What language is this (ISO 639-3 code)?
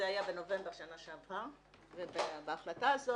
heb